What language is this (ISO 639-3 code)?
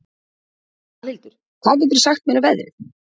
isl